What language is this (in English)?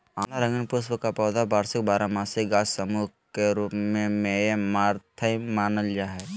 Magahi